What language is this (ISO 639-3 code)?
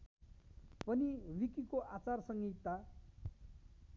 nep